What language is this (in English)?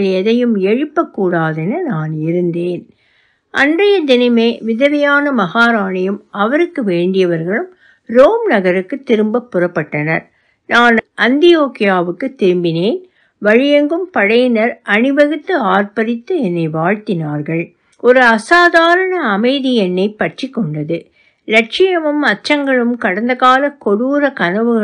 Turkish